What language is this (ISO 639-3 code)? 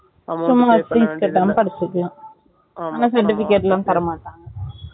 tam